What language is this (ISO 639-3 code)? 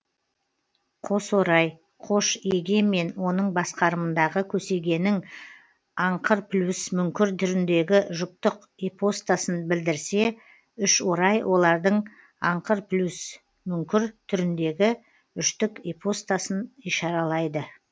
kaz